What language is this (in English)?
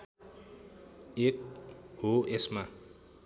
Nepali